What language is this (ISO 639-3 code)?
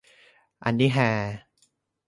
tha